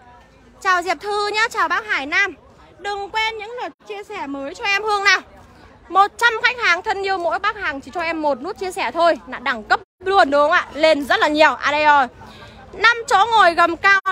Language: Vietnamese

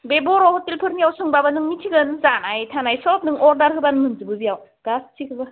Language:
Bodo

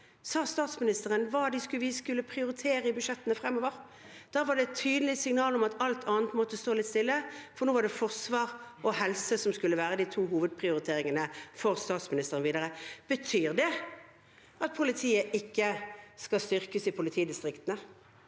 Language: Norwegian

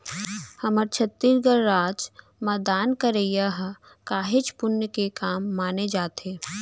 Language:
Chhattisgarhi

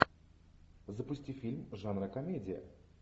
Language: Russian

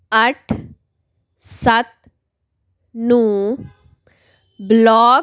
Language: Punjabi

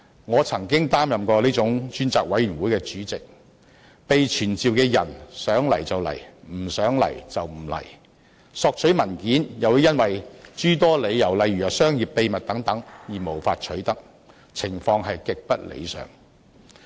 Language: Cantonese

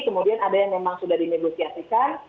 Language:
Indonesian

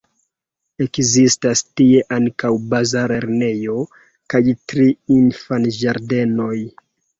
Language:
Esperanto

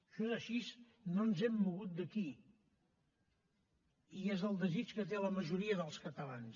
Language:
Catalan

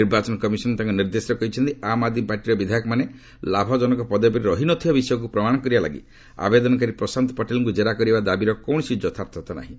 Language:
Odia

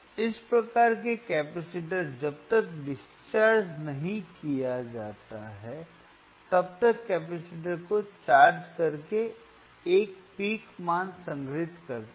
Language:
Hindi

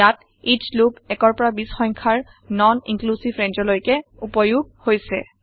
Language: Assamese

